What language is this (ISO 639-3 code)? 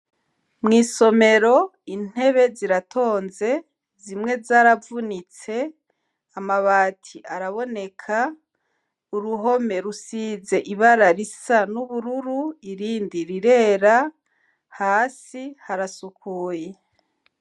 run